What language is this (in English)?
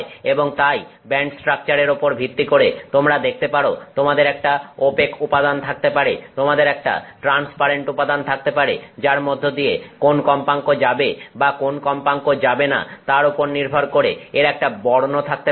Bangla